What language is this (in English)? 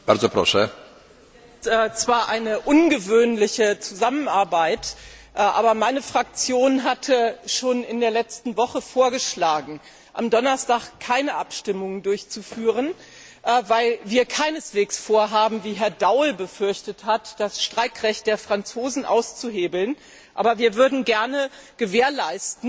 German